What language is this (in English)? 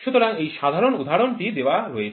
Bangla